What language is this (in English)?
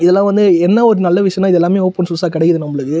Tamil